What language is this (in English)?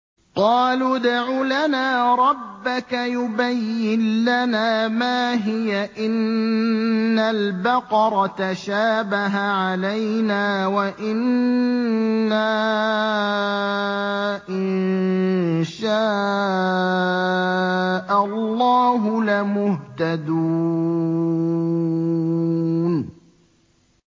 Arabic